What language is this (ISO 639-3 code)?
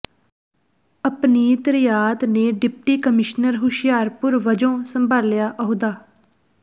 pan